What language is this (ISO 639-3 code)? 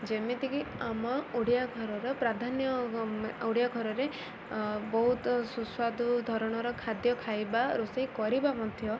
ori